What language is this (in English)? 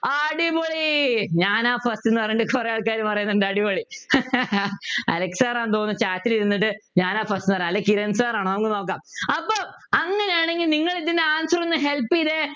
Malayalam